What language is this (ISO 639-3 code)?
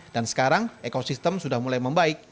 ind